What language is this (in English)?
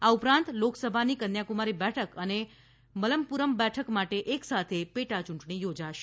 Gujarati